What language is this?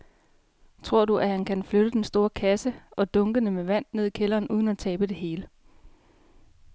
Danish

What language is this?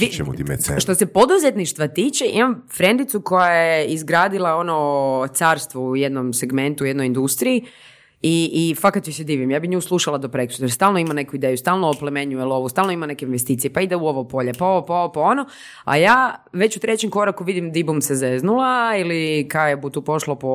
Croatian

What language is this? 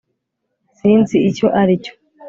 Kinyarwanda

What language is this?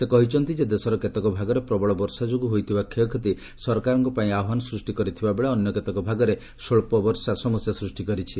Odia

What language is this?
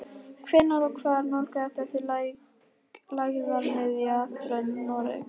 Icelandic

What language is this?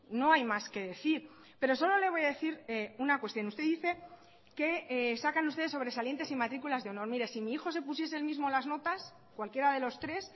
Spanish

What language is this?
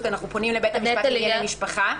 Hebrew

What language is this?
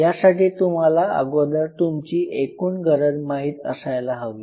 Marathi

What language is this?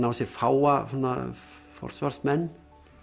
Icelandic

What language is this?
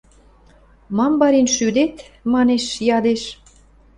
Western Mari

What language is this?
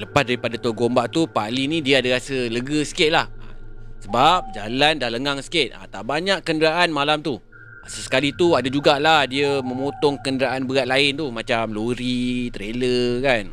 Malay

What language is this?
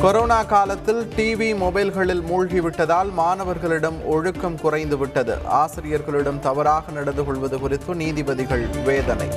Tamil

